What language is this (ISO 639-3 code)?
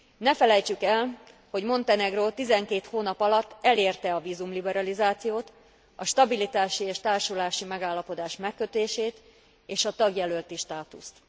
hun